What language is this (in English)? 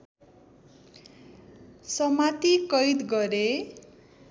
Nepali